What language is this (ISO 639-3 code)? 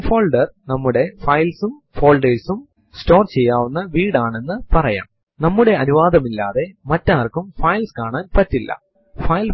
mal